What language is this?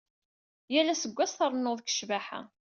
Kabyle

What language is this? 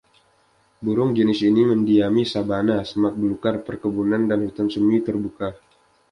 Indonesian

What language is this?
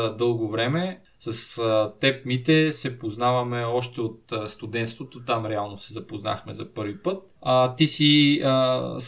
Bulgarian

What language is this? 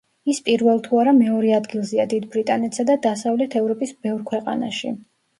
Georgian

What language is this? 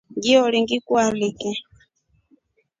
Rombo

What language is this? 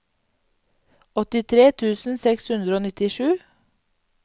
Norwegian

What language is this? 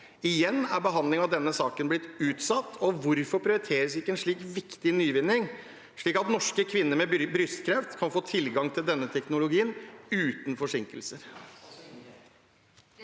Norwegian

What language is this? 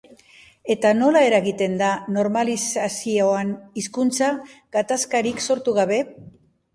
Basque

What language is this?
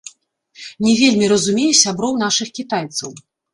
Belarusian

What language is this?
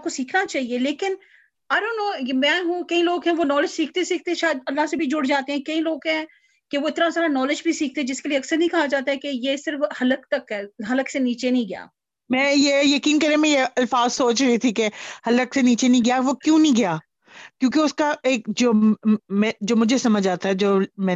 Punjabi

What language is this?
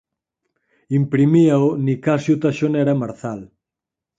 Galician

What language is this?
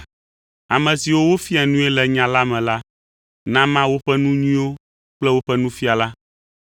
Ewe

